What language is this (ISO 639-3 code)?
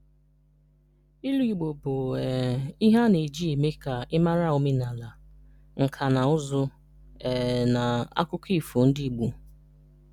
ibo